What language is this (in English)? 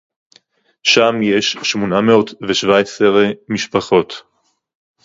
Hebrew